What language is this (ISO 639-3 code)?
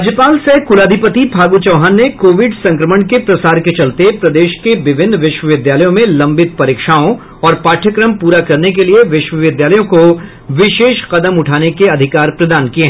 hin